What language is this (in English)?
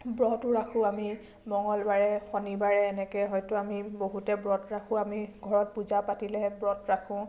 Assamese